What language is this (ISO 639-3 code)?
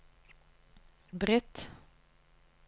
nor